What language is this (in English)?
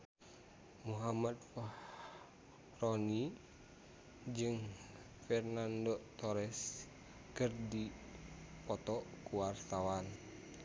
Sundanese